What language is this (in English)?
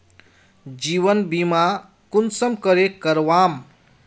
Magahi